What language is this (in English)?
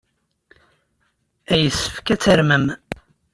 Kabyle